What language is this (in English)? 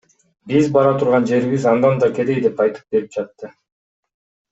Kyrgyz